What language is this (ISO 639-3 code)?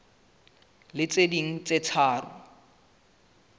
sot